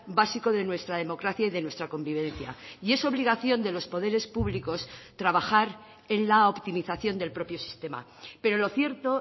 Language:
Spanish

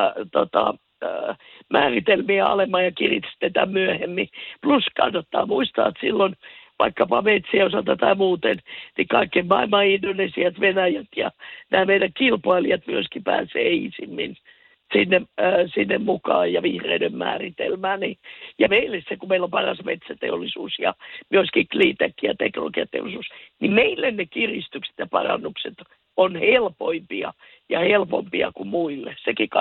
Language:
Finnish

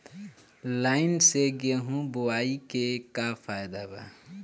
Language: Bhojpuri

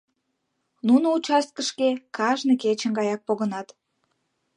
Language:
Mari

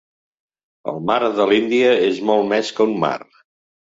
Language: Catalan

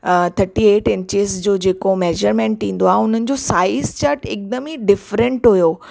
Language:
Sindhi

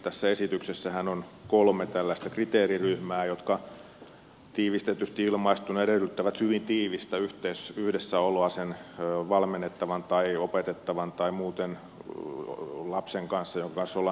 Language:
Finnish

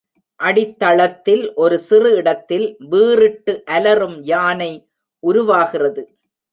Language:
Tamil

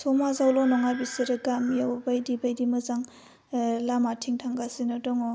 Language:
Bodo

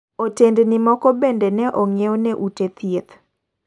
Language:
Luo (Kenya and Tanzania)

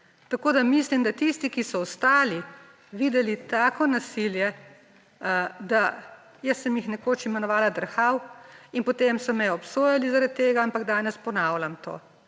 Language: Slovenian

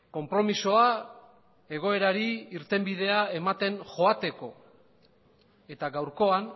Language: Basque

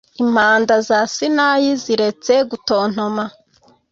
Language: Kinyarwanda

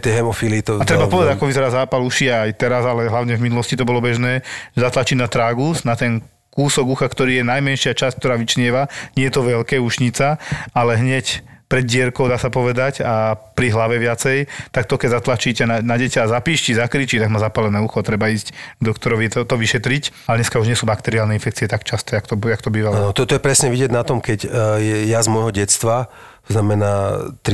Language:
Slovak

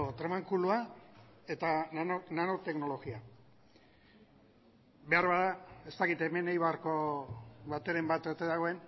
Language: Basque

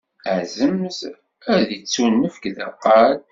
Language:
Kabyle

